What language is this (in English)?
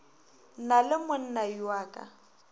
Northern Sotho